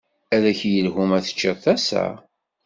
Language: Kabyle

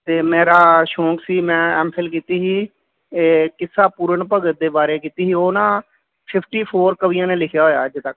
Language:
Punjabi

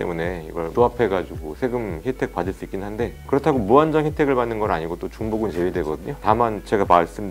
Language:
Korean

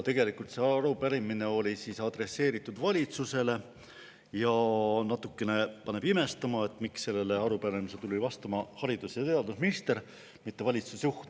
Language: Estonian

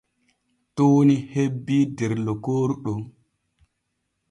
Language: Borgu Fulfulde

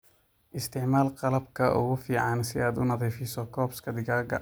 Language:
Somali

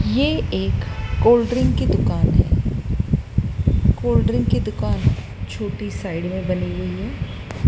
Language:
Hindi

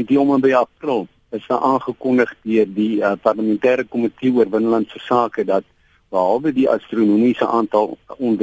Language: Dutch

